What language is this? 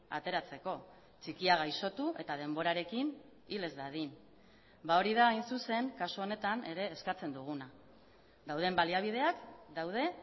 Basque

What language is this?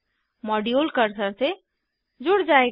Hindi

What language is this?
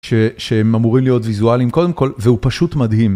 Hebrew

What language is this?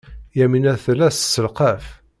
Kabyle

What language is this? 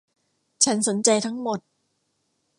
Thai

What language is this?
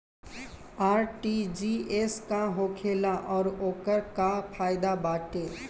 Bhojpuri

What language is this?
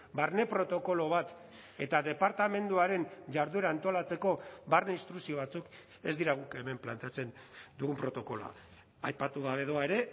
Basque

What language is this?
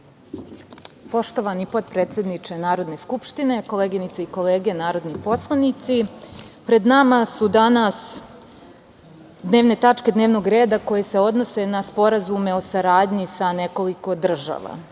Serbian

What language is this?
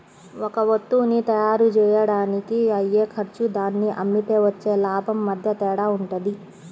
Telugu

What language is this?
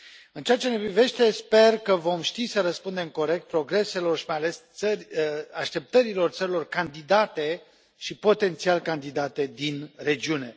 Romanian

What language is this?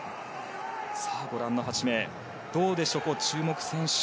Japanese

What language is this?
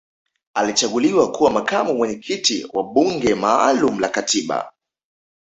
Swahili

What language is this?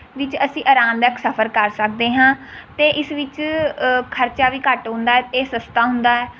Punjabi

